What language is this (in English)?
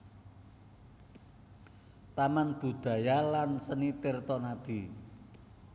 Javanese